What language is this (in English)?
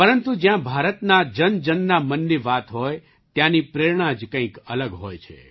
Gujarati